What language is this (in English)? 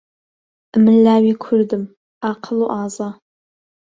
Central Kurdish